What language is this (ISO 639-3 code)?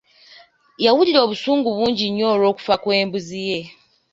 lug